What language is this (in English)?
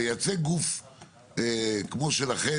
Hebrew